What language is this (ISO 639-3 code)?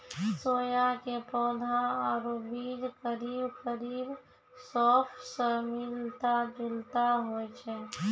mai